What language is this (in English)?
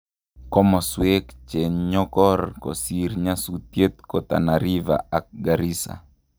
Kalenjin